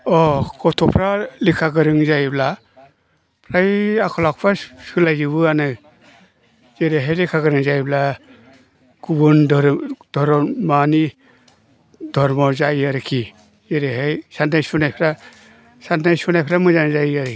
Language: Bodo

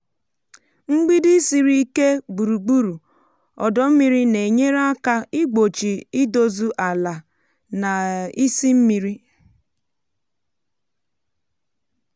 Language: Igbo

